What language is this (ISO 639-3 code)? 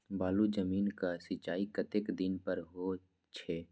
mai